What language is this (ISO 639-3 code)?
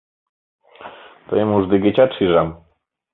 chm